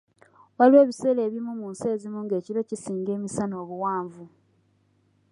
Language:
Ganda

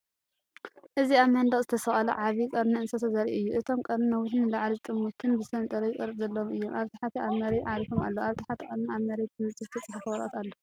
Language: Tigrinya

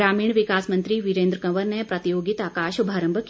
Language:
Hindi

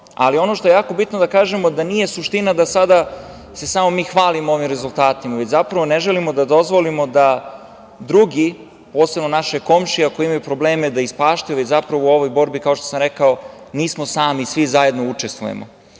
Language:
Serbian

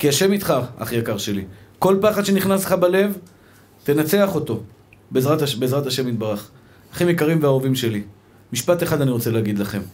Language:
Hebrew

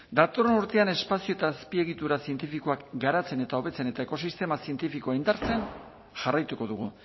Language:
Basque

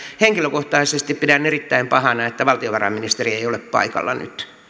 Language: Finnish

